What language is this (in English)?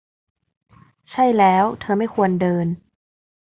Thai